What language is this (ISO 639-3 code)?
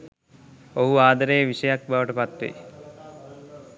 sin